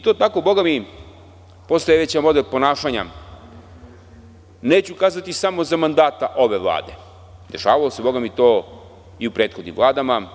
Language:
Serbian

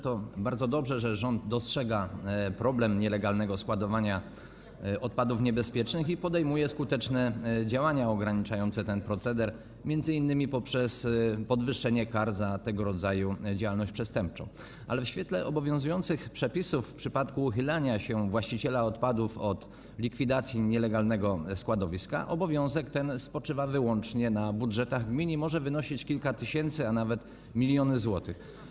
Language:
Polish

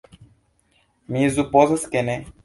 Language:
Esperanto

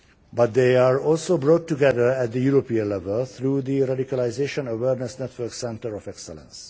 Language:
English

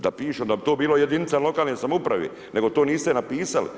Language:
Croatian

